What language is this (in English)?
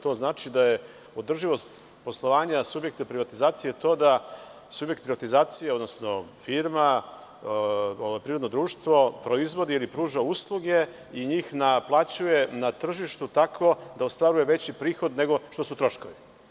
Serbian